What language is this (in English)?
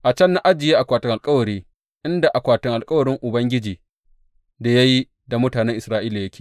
Hausa